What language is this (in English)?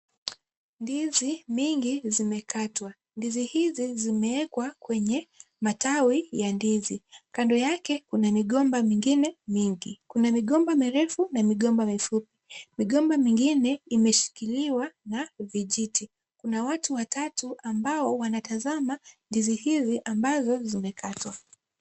Swahili